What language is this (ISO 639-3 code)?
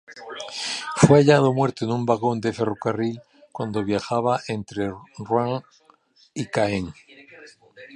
spa